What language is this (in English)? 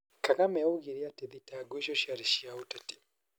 Kikuyu